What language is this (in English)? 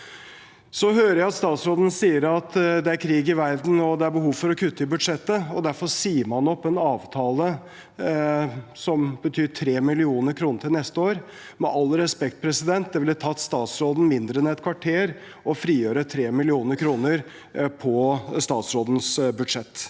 Norwegian